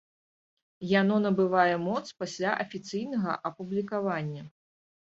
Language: Belarusian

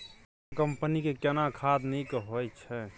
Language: Maithili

